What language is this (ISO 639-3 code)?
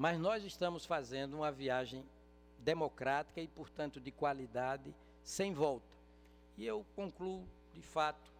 por